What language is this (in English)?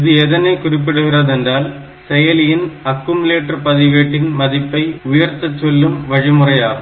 Tamil